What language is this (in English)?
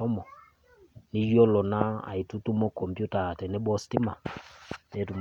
Masai